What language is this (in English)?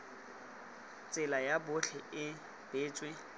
Tswana